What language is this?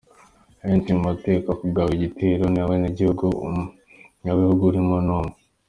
Kinyarwanda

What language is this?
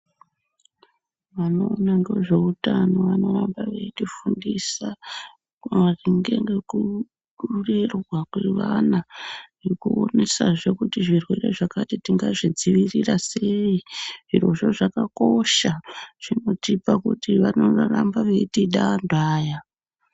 Ndau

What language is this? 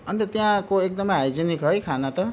Nepali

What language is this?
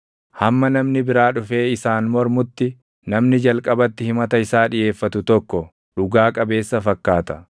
Oromo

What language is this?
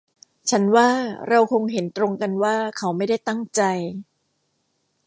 Thai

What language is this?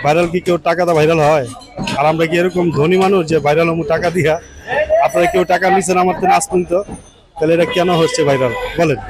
Turkish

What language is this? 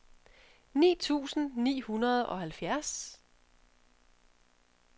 Danish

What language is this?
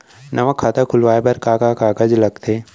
Chhattisgarhi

